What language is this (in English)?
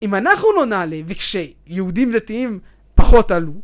Hebrew